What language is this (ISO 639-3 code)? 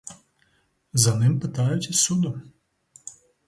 ukr